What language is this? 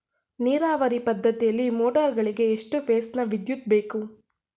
Kannada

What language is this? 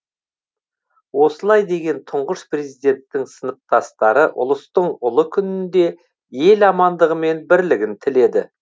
Kazakh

